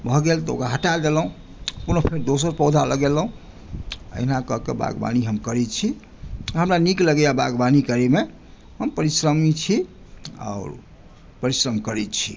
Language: Maithili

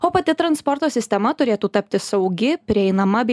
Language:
Lithuanian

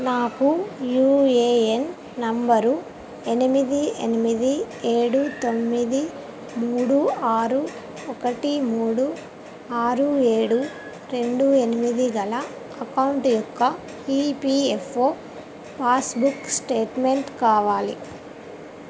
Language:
Telugu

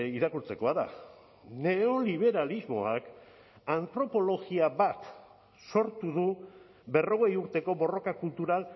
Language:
Basque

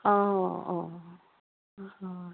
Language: Assamese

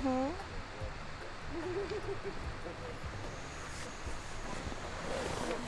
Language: Bulgarian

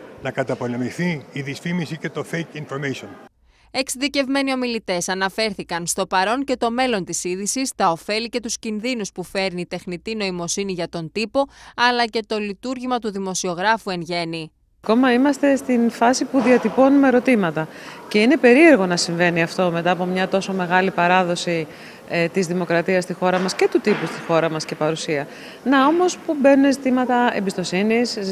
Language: Greek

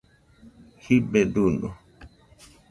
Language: Nüpode Huitoto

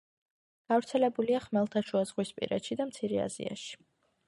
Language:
Georgian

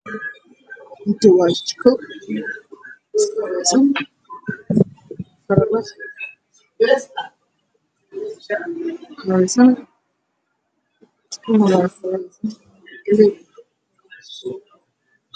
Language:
Somali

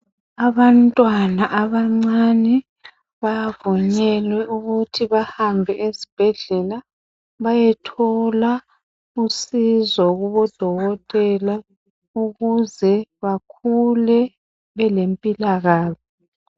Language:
North Ndebele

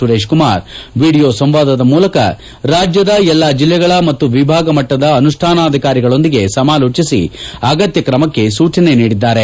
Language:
Kannada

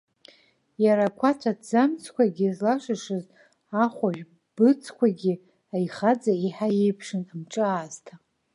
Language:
Abkhazian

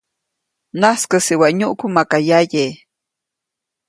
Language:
Copainalá Zoque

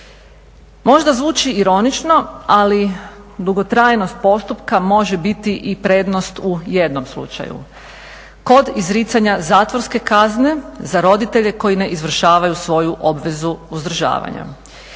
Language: Croatian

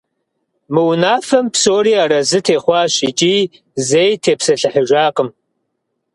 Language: Kabardian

